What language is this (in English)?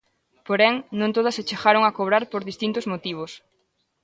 Galician